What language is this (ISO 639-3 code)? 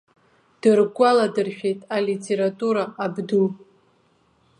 abk